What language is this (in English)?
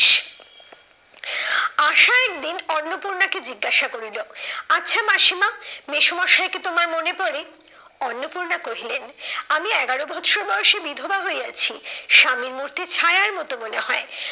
Bangla